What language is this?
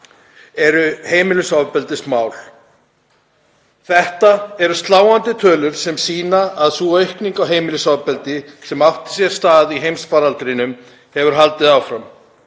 Icelandic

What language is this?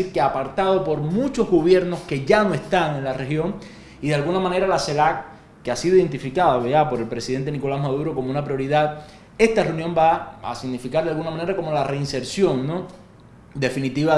Spanish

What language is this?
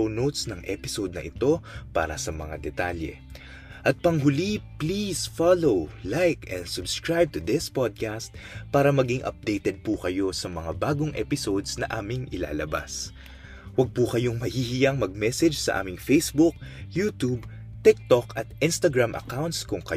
Filipino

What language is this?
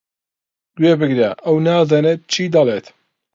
Central Kurdish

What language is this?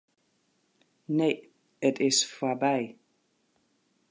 Western Frisian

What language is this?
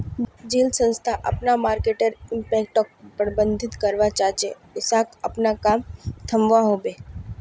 Magahi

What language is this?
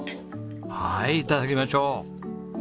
Japanese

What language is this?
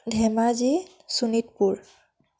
Assamese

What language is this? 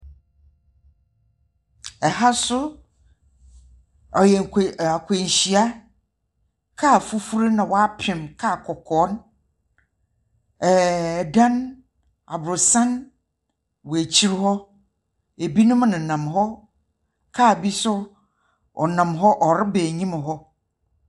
Akan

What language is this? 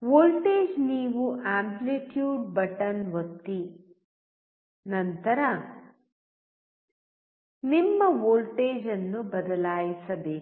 Kannada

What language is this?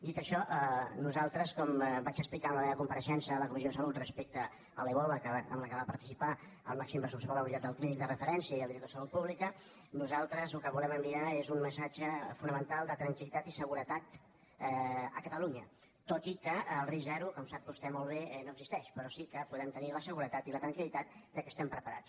Catalan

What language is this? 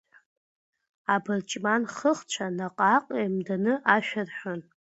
Abkhazian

